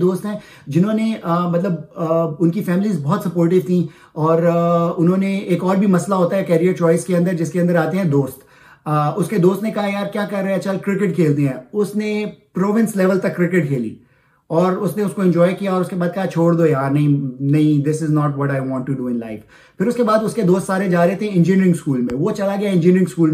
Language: Urdu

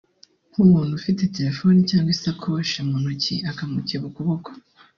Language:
Kinyarwanda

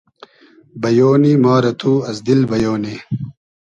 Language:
Hazaragi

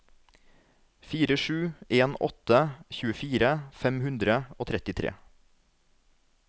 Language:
Norwegian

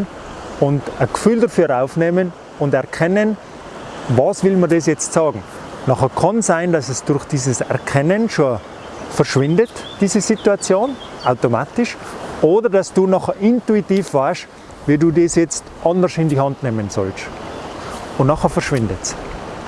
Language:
German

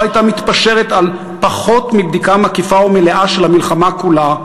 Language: Hebrew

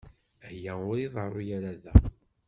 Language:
Kabyle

